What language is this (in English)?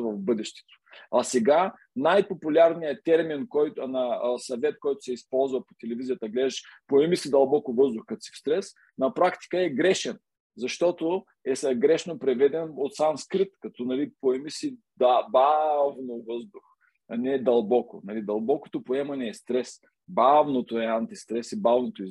Bulgarian